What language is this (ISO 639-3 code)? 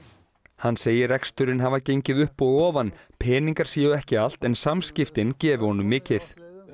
isl